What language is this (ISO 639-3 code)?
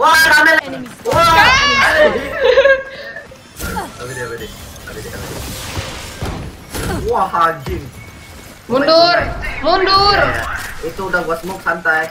ind